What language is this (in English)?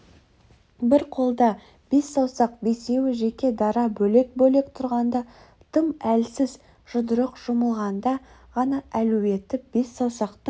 Kazakh